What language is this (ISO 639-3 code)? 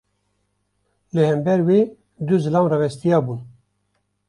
kur